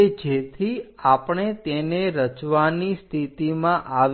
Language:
Gujarati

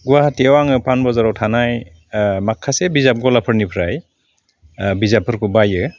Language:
Bodo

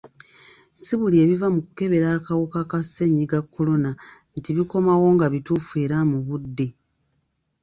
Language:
Ganda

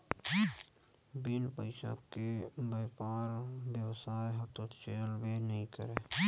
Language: Chhattisgarhi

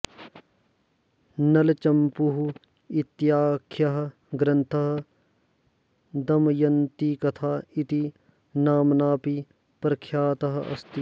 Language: Sanskrit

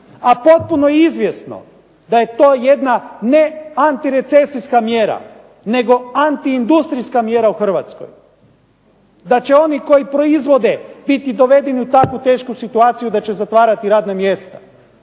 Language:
Croatian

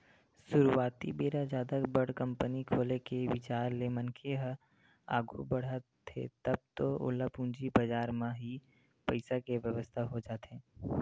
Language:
Chhattisgarhi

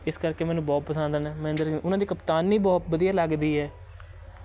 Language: Punjabi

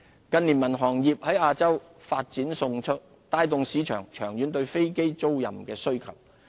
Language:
Cantonese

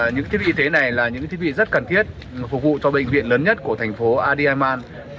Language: Vietnamese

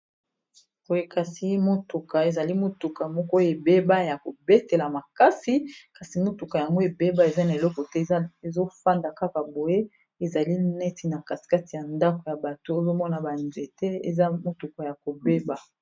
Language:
Lingala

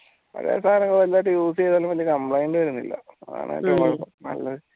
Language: Malayalam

